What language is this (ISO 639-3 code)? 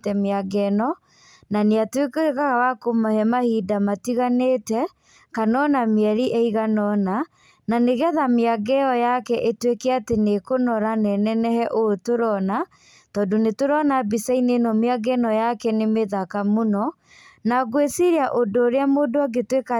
kik